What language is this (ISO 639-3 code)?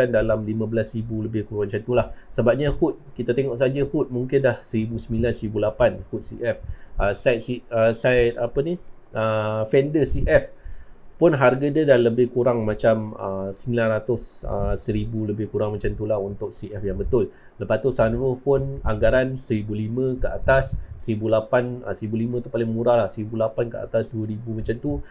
msa